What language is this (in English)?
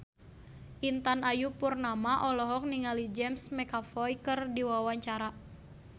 Sundanese